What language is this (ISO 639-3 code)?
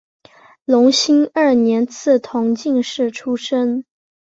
zho